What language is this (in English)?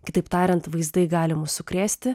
Lithuanian